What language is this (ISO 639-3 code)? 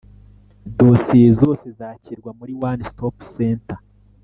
kin